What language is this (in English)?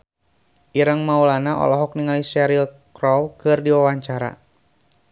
Sundanese